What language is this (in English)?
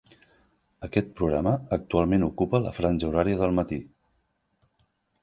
Catalan